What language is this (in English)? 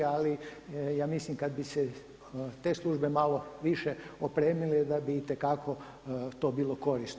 Croatian